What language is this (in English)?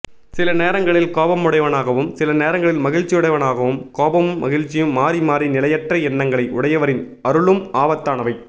Tamil